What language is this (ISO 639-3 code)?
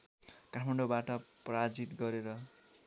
nep